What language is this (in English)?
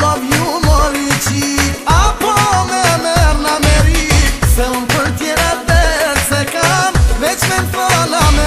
Vietnamese